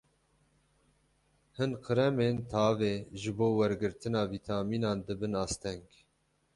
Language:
Kurdish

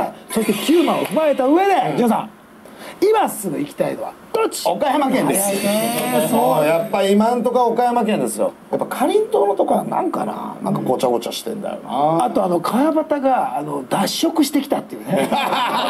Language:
Japanese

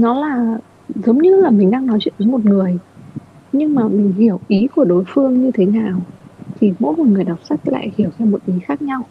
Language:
Vietnamese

